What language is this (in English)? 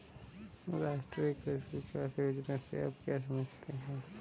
Hindi